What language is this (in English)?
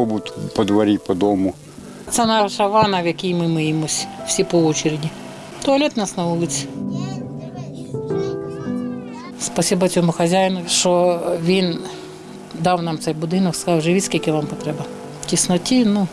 Ukrainian